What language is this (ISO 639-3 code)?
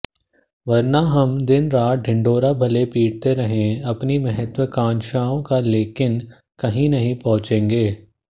hin